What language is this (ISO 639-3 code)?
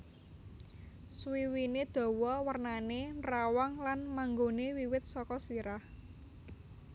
jav